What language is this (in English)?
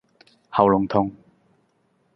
Cantonese